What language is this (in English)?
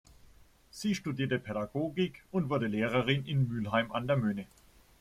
German